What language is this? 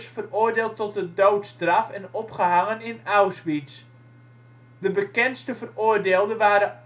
Dutch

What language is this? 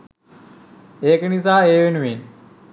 Sinhala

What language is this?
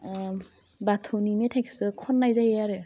Bodo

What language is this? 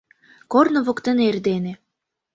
Mari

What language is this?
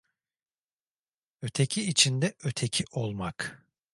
Turkish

